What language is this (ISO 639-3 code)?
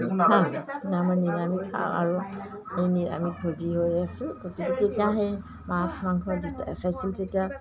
asm